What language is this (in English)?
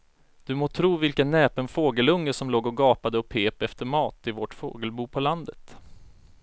Swedish